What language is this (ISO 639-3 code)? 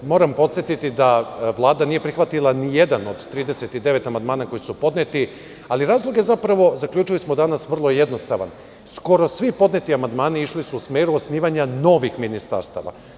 srp